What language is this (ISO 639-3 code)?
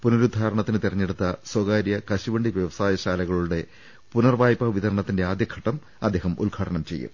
mal